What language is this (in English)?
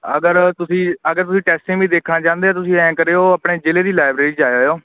Punjabi